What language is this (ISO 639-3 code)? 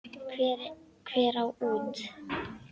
isl